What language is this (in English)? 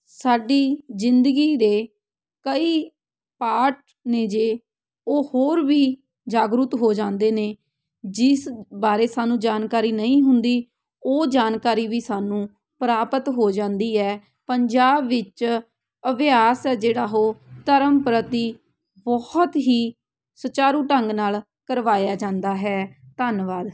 Punjabi